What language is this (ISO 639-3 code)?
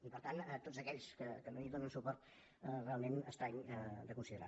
cat